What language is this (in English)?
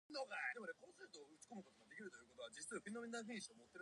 Japanese